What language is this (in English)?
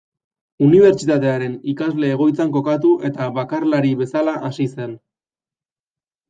Basque